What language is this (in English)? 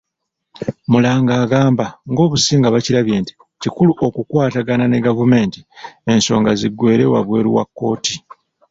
Ganda